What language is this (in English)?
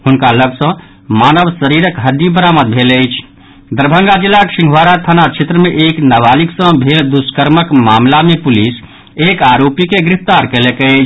Maithili